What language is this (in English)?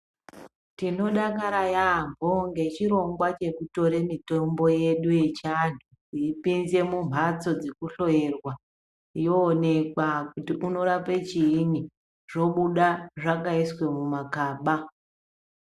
Ndau